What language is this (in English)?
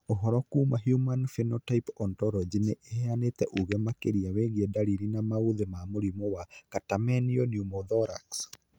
Kikuyu